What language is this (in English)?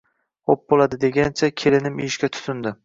Uzbek